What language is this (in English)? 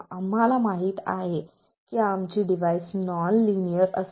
Marathi